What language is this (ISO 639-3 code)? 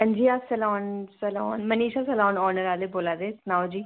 doi